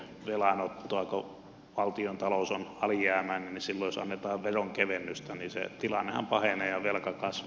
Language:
Finnish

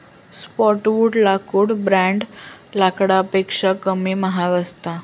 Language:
Marathi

